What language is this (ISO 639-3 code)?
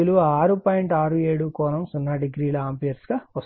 tel